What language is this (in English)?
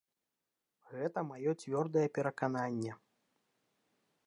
Belarusian